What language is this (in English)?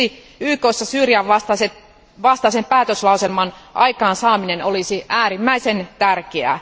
Finnish